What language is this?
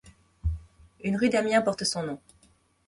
French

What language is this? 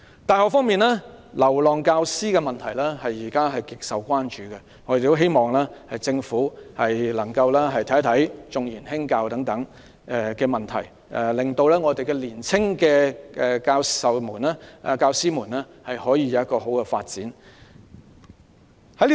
Cantonese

